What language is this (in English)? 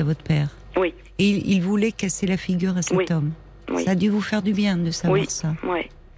French